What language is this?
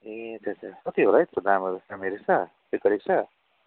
Nepali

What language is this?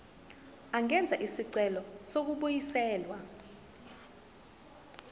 Zulu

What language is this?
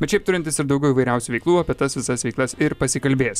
Lithuanian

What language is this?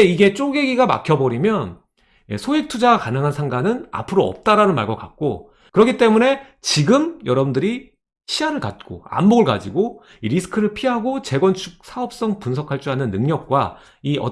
Korean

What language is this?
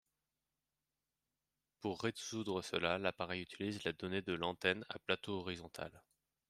French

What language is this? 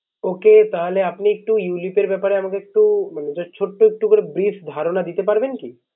Bangla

